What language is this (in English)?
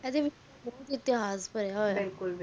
Punjabi